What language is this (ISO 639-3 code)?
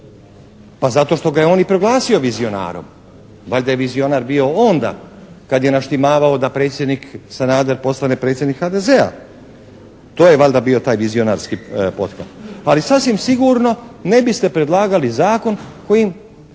hrv